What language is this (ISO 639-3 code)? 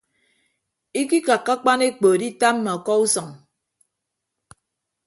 ibb